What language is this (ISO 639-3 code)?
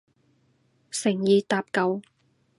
yue